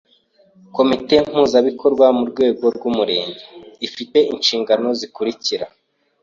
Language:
Kinyarwanda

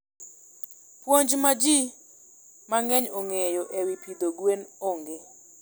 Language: Luo (Kenya and Tanzania)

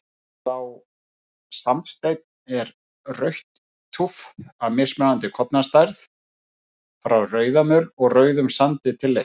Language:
Icelandic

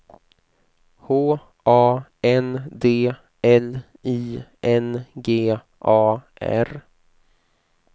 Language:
Swedish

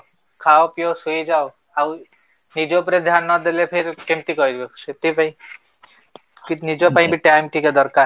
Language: Odia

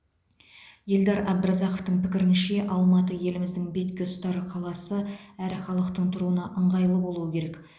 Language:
Kazakh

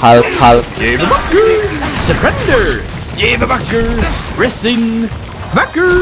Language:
Indonesian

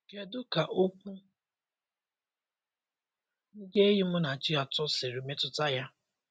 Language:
Igbo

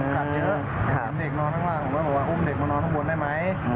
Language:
Thai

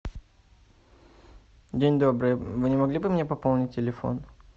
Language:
Russian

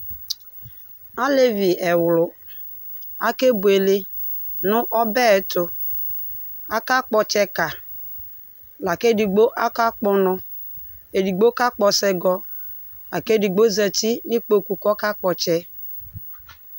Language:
Ikposo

